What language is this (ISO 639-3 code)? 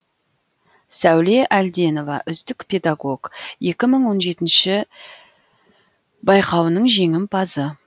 kaz